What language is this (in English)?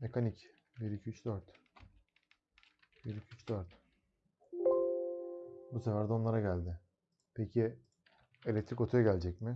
Turkish